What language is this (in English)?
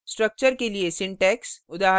Hindi